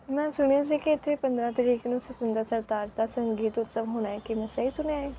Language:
Punjabi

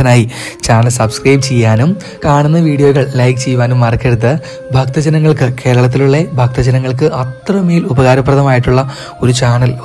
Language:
Malayalam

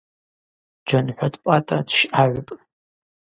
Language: Abaza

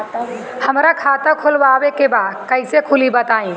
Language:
Bhojpuri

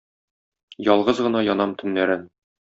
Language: Tatar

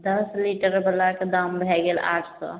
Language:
Maithili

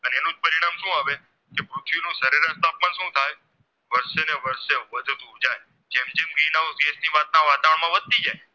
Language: Gujarati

